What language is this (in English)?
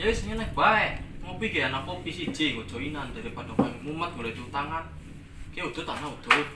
Indonesian